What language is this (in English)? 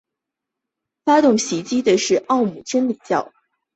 Chinese